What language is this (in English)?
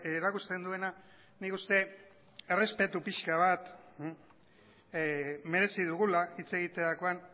Basque